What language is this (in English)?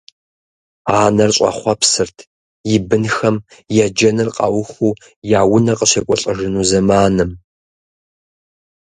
Kabardian